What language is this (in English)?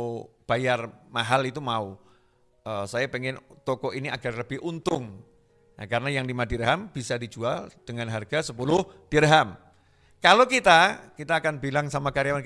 Indonesian